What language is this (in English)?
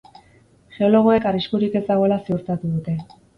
Basque